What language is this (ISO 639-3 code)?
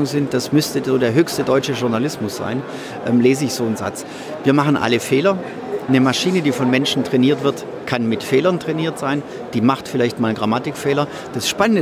deu